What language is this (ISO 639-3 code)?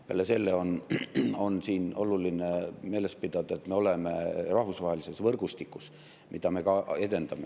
est